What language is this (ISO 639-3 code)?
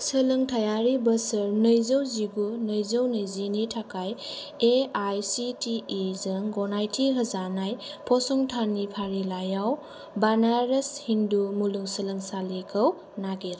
brx